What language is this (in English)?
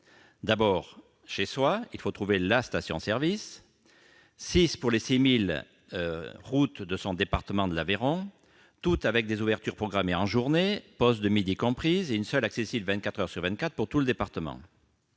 French